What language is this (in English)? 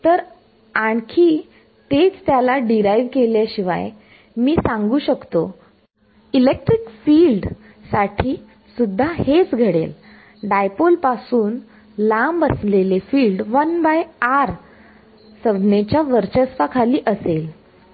Marathi